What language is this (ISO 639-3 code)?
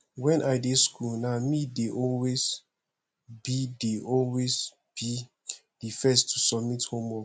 pcm